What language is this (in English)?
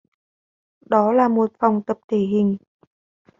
Vietnamese